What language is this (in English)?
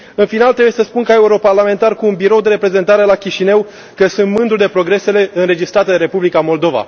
Romanian